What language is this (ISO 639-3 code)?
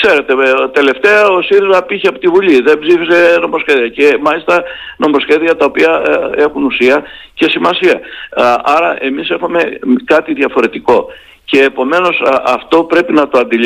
ell